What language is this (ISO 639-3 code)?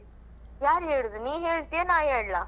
kan